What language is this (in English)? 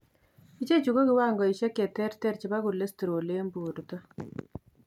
Kalenjin